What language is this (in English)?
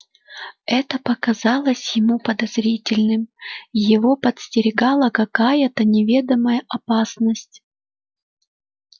Russian